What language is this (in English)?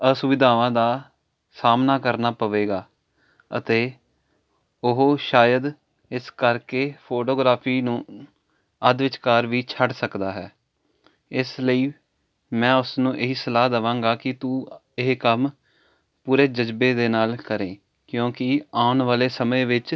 Punjabi